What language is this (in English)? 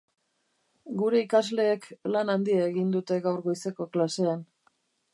Basque